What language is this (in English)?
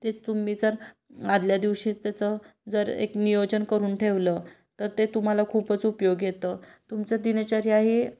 Marathi